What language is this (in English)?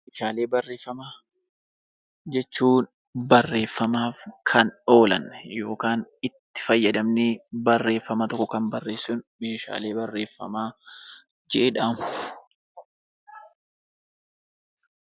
Oromo